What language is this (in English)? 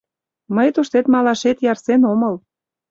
Mari